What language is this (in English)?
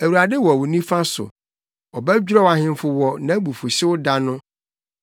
Akan